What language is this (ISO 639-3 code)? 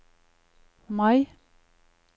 nor